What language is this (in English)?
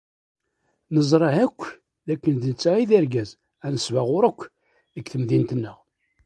Kabyle